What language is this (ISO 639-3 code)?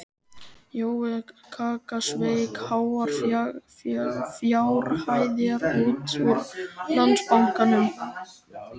isl